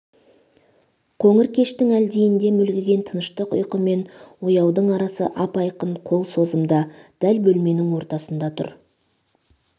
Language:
Kazakh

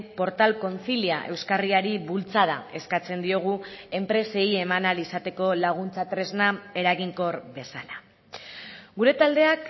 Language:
Basque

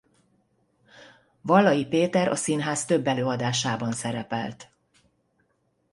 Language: Hungarian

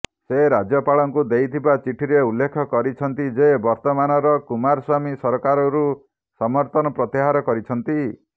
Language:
Odia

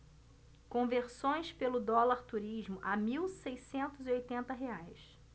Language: Portuguese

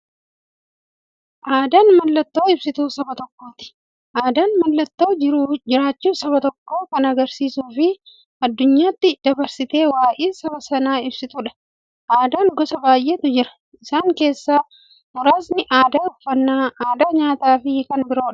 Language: Oromo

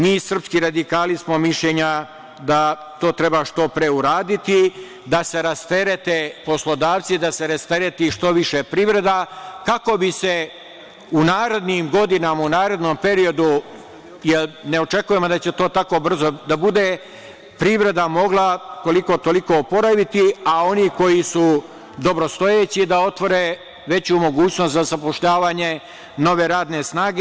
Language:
Serbian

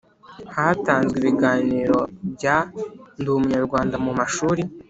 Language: Kinyarwanda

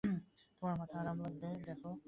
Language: Bangla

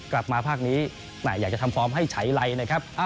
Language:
Thai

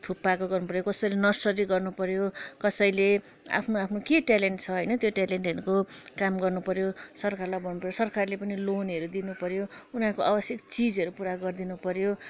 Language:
Nepali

